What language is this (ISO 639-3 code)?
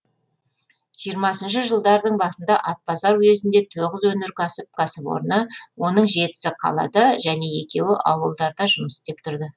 kaz